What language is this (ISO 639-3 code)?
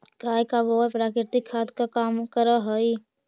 mag